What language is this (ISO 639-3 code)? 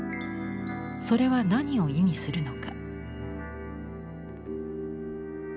jpn